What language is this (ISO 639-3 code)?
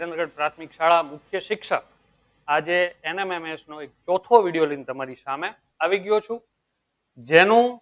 guj